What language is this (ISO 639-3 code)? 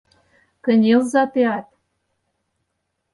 chm